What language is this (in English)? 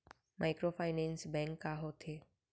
Chhattisgarhi